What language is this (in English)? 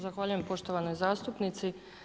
Croatian